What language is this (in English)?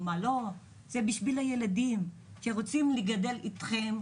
Hebrew